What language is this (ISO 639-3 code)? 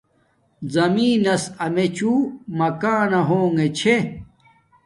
dmk